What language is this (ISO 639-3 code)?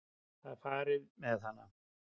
isl